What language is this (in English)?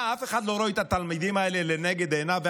Hebrew